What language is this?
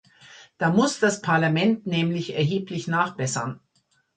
German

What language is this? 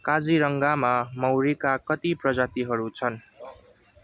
Nepali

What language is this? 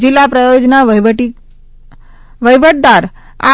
Gujarati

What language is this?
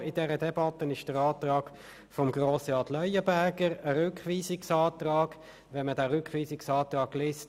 Swiss German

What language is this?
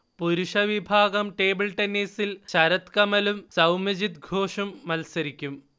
Malayalam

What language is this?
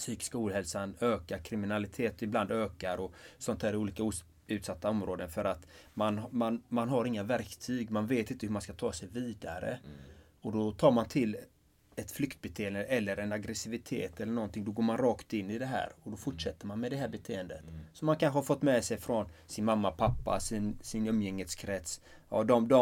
Swedish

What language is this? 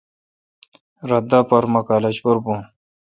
Kalkoti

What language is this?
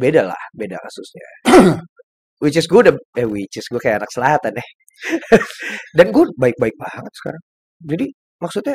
Indonesian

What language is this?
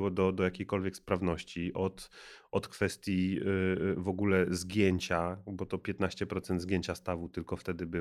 Polish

